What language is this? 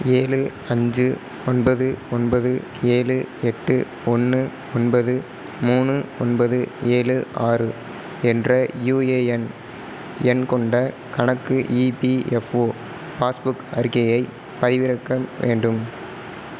Tamil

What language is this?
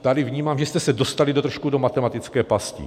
Czech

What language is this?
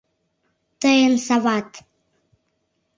Mari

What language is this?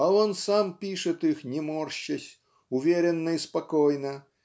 Russian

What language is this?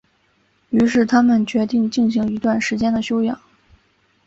Chinese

